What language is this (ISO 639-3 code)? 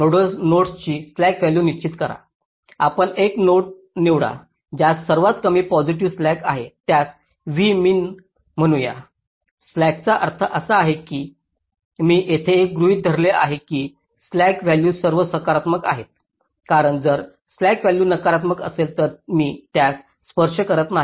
mar